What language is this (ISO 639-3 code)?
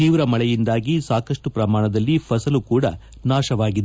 kan